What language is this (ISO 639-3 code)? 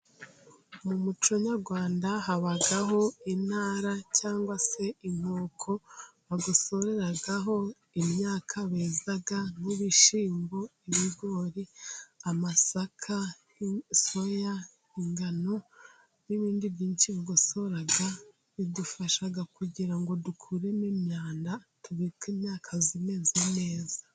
kin